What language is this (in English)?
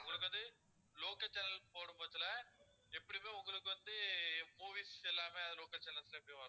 Tamil